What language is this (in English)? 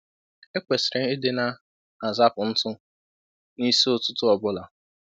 Igbo